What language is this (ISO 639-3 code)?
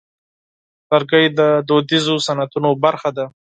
pus